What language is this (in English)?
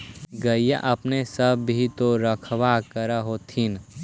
Magahi